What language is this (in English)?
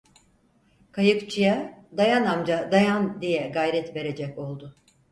Turkish